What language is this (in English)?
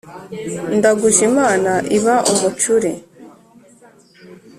Kinyarwanda